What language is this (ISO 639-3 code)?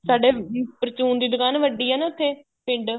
pan